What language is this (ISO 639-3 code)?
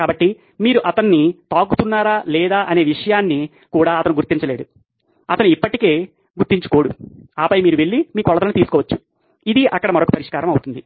tel